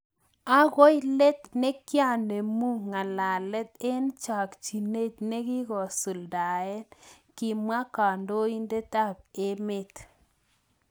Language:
Kalenjin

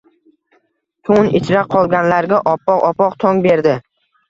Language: Uzbek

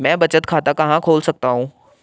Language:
Hindi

